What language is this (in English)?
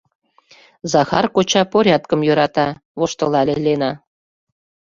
Mari